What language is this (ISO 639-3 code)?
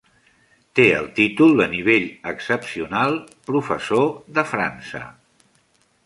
cat